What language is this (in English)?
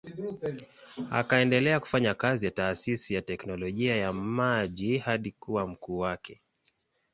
Swahili